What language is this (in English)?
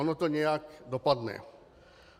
Czech